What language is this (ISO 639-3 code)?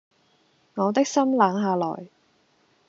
yue